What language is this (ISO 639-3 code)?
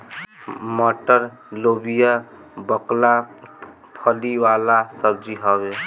bho